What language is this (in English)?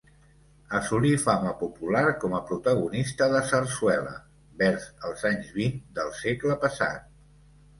Catalan